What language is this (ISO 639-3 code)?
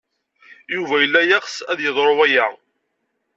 kab